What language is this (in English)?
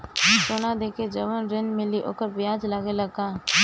Bhojpuri